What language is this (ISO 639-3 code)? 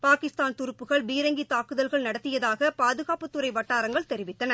tam